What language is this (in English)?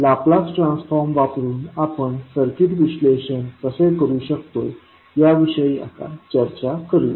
Marathi